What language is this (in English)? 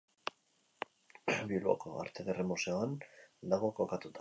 Basque